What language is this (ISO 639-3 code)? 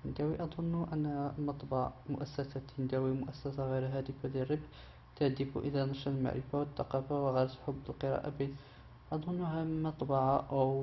ara